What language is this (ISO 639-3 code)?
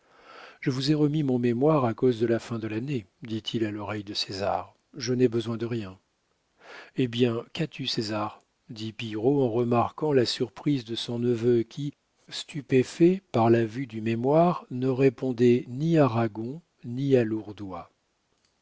fra